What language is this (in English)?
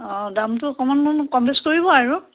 Assamese